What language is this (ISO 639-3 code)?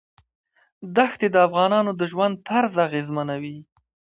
pus